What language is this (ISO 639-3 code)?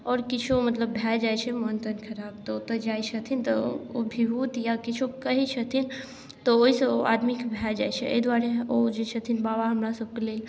mai